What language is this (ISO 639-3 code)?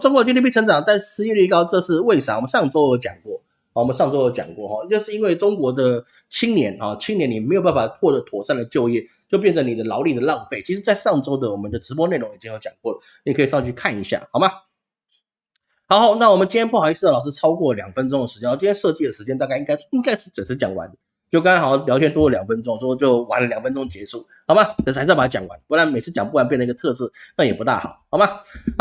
zho